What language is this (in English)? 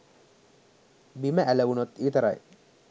Sinhala